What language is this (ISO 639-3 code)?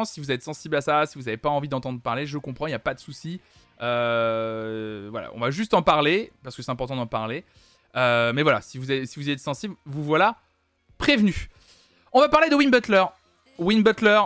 fra